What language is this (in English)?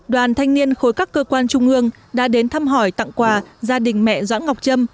Vietnamese